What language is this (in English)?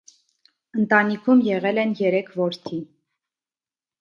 Armenian